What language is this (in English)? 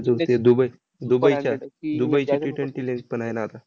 Marathi